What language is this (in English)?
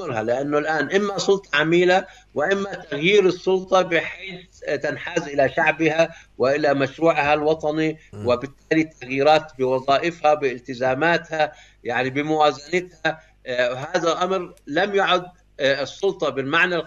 Arabic